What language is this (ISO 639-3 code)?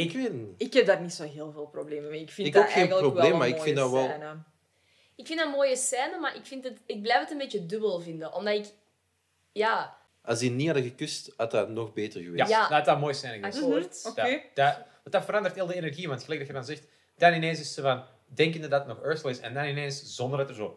nld